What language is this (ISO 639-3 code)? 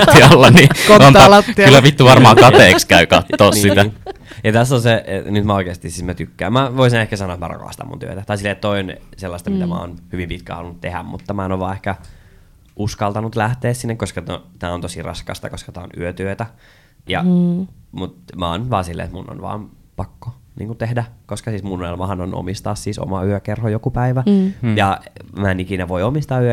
fin